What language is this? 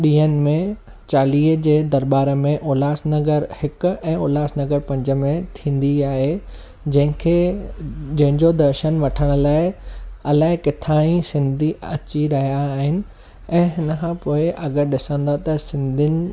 Sindhi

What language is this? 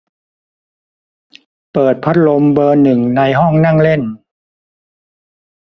Thai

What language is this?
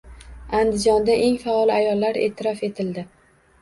Uzbek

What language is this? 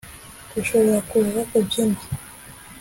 Kinyarwanda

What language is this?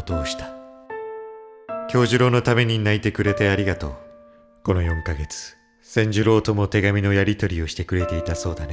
Japanese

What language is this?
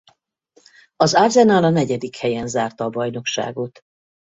Hungarian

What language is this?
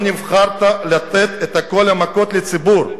Hebrew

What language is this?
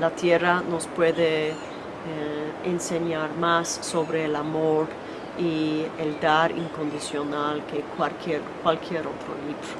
Spanish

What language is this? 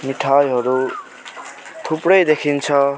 Nepali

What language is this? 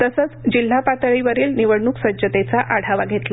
Marathi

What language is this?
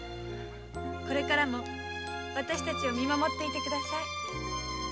Japanese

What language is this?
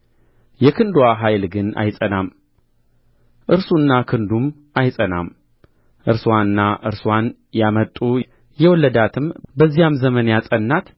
Amharic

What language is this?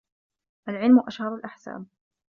Arabic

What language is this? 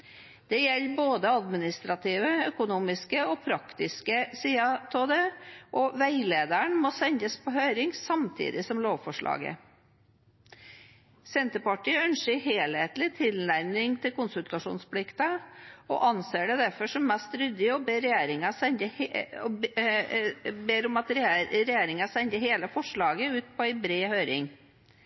Norwegian Bokmål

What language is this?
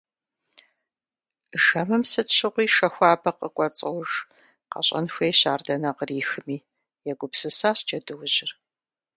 Kabardian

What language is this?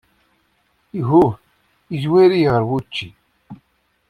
Kabyle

